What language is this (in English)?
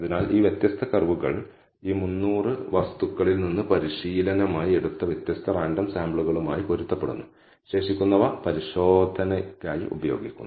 Malayalam